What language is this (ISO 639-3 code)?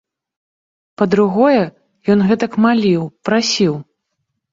bel